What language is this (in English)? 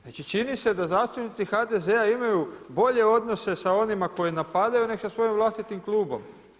Croatian